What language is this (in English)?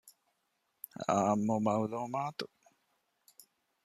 Divehi